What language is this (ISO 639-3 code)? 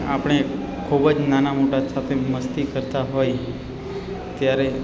guj